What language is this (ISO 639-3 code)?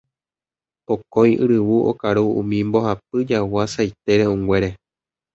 grn